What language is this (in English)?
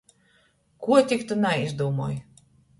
Latgalian